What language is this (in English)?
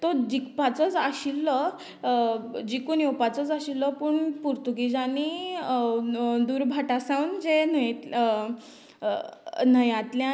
Konkani